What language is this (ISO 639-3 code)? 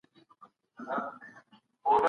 pus